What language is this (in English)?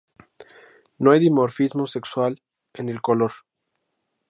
Spanish